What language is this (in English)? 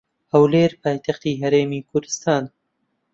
Central Kurdish